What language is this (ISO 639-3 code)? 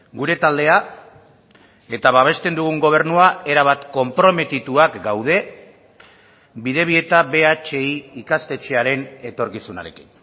eus